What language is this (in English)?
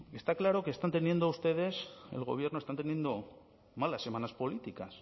Spanish